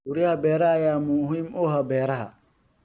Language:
Somali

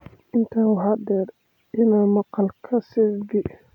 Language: Somali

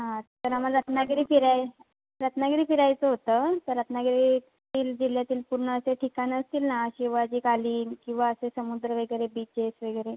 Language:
Marathi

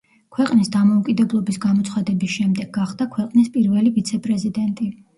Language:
Georgian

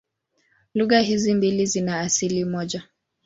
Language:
Swahili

